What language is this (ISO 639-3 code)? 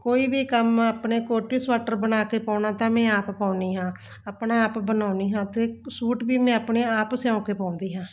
pan